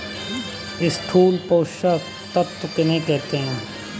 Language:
Hindi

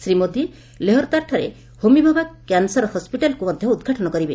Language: Odia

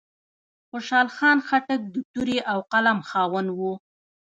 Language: Pashto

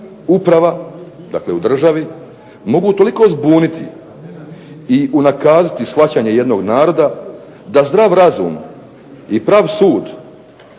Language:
Croatian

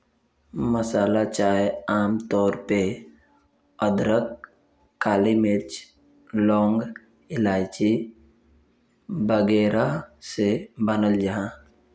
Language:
Magahi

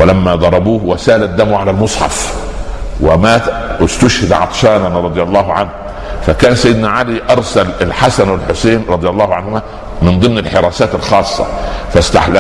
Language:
Arabic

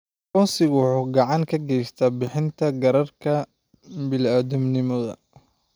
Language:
Somali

